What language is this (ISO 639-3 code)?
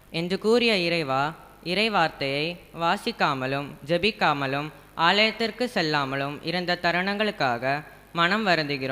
tam